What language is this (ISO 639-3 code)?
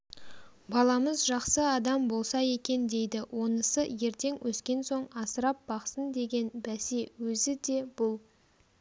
kaz